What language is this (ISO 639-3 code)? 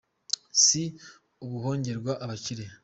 kin